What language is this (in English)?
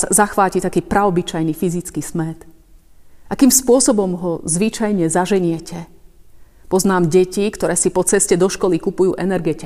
Slovak